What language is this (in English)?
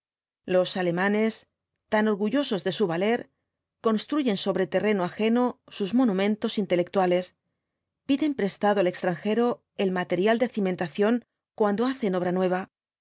Spanish